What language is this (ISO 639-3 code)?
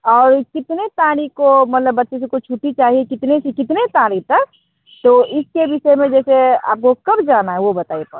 hin